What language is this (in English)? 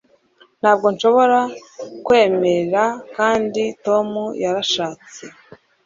Kinyarwanda